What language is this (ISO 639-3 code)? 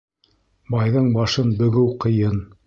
bak